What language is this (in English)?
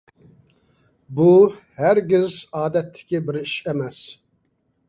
Uyghur